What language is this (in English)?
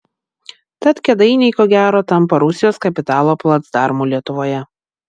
Lithuanian